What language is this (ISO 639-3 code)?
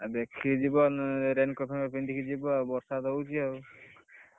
ori